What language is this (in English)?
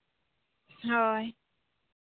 Santali